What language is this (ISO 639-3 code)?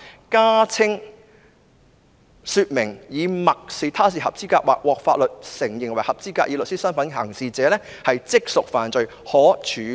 yue